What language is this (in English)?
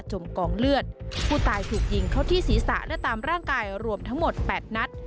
Thai